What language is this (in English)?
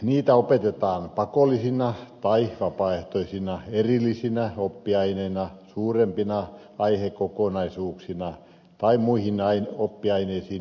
Finnish